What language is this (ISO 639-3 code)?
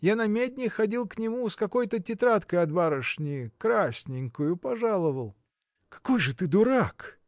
rus